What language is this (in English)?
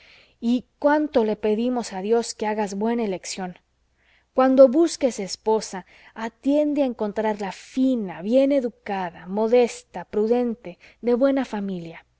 Spanish